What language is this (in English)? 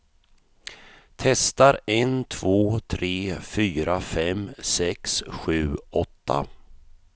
Swedish